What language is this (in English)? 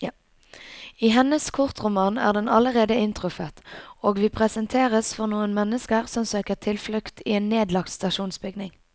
Norwegian